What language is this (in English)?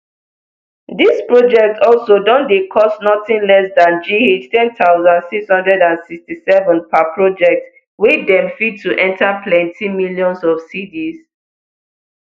Nigerian Pidgin